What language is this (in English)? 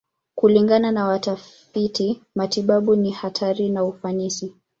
Swahili